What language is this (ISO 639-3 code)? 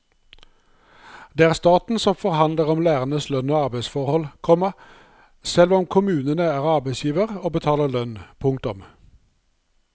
nor